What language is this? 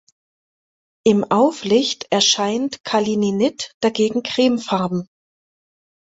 German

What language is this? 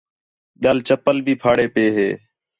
Khetrani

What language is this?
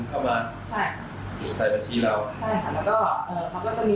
Thai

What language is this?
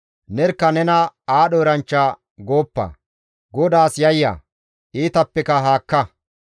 Gamo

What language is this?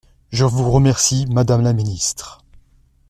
French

